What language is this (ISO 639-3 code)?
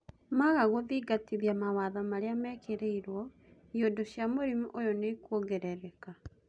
kik